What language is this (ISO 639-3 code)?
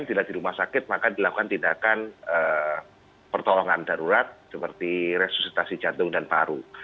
ind